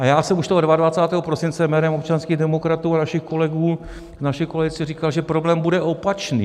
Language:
Czech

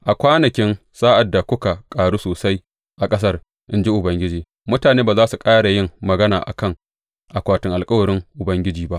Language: Hausa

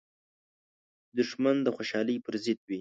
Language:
Pashto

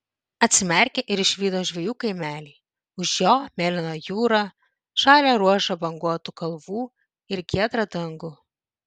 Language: Lithuanian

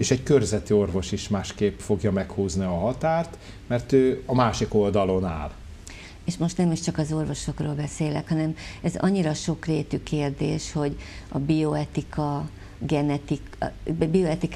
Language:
Hungarian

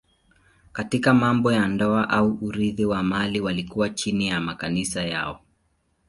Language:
Swahili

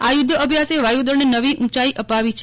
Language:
Gujarati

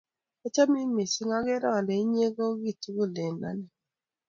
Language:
Kalenjin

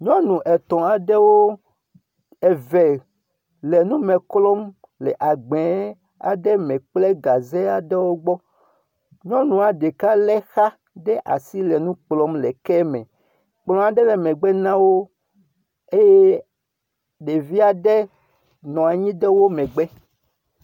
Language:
Ewe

